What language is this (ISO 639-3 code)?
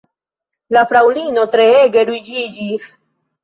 epo